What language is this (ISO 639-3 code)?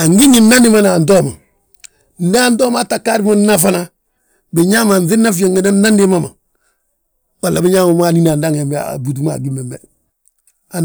bjt